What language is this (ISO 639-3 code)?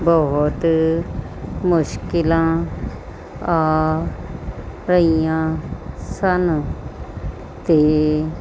pan